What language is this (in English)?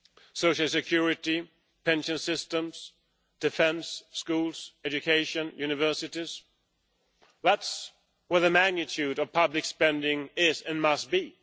English